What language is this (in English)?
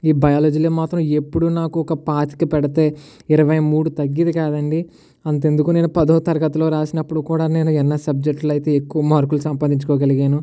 Telugu